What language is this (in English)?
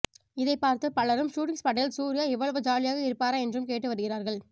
Tamil